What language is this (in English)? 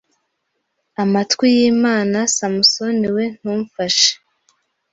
Kinyarwanda